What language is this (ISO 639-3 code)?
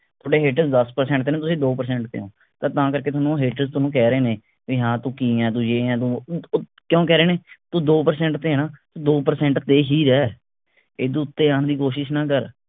pan